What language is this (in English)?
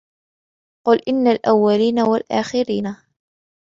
Arabic